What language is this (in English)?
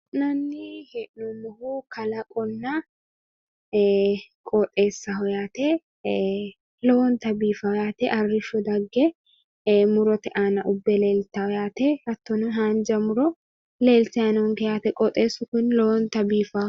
Sidamo